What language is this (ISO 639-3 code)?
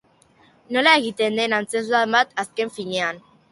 eus